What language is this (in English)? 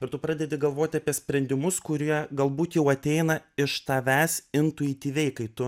Lithuanian